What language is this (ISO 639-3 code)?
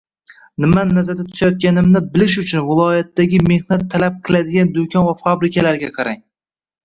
uzb